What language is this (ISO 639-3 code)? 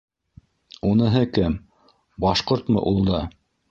bak